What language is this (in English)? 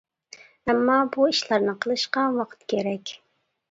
Uyghur